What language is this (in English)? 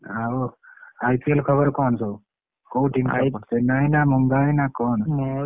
Odia